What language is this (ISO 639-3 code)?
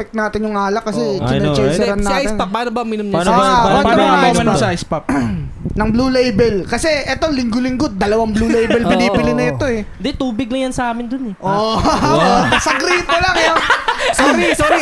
fil